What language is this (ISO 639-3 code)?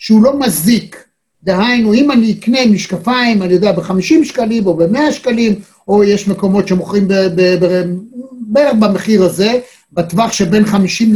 heb